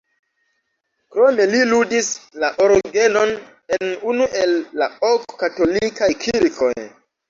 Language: Esperanto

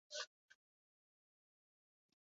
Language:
Basque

